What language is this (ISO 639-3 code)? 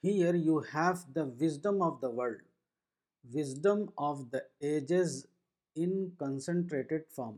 urd